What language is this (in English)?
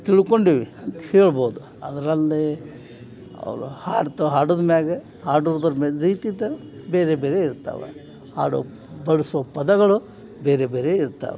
Kannada